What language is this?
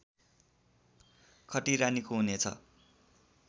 Nepali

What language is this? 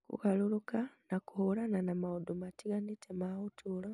Kikuyu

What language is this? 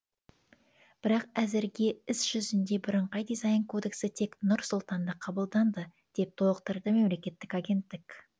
Kazakh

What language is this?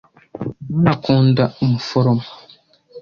Kinyarwanda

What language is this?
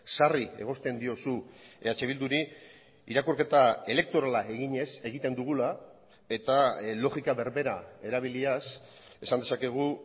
Basque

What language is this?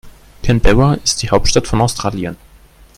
German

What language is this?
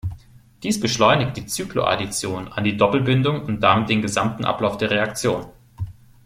German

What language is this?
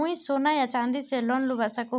Magahi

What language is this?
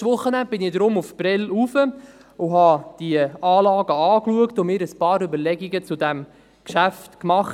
Swiss German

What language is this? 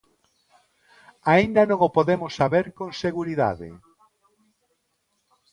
Galician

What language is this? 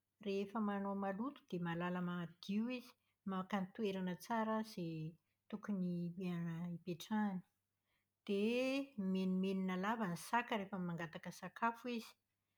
Malagasy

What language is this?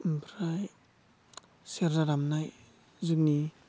Bodo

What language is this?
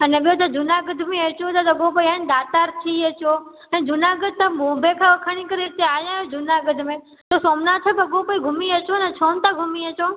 Sindhi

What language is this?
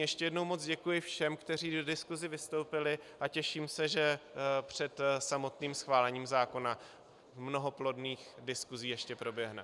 Czech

